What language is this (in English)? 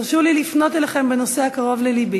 Hebrew